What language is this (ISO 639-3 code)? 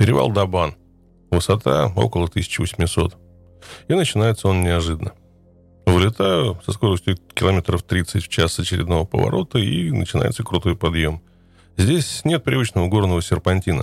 rus